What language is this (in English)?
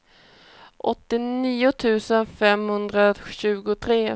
Swedish